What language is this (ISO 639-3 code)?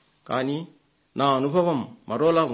tel